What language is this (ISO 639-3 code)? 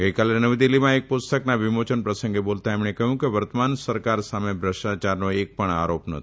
guj